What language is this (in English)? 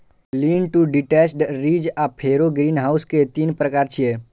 Maithili